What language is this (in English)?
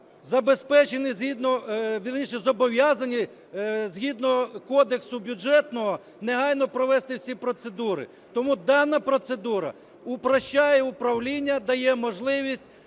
Ukrainian